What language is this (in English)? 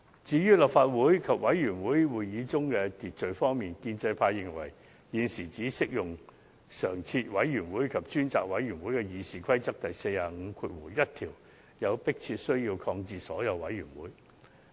Cantonese